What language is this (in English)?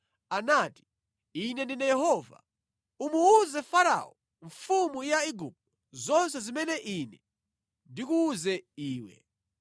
Nyanja